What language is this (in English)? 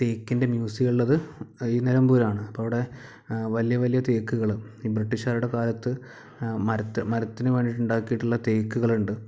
Malayalam